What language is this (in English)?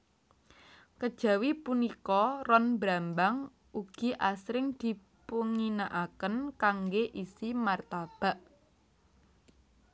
Javanese